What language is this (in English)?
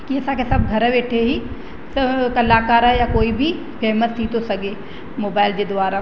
Sindhi